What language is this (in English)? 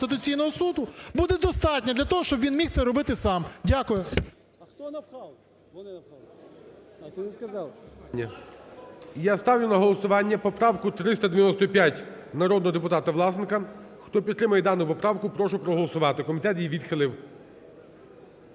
Ukrainian